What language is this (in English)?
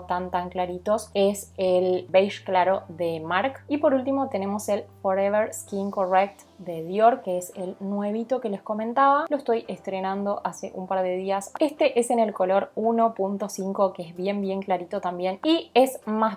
Spanish